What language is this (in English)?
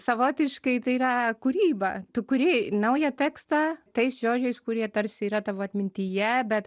Lithuanian